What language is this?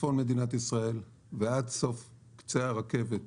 Hebrew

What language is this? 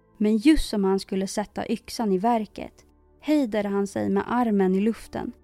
Swedish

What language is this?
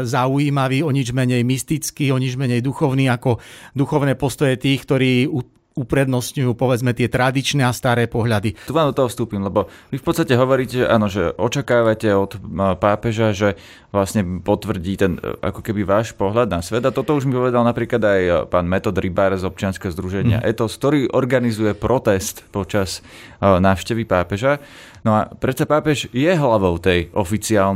Slovak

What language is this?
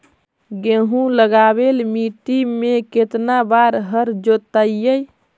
Magahi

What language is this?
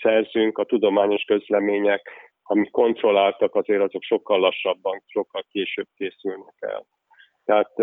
Hungarian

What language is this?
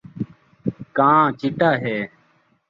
Saraiki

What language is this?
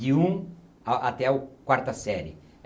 Portuguese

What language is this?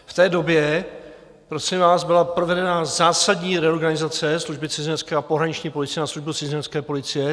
Czech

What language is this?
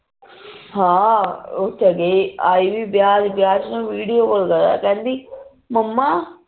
Punjabi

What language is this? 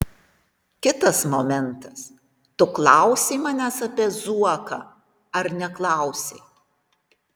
Lithuanian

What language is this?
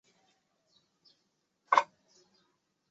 Chinese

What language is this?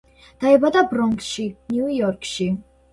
Georgian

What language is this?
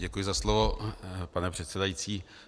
Czech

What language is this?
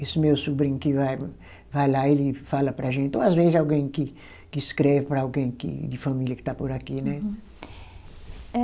Portuguese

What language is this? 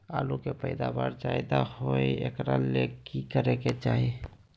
Magahi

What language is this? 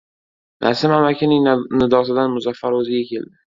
Uzbek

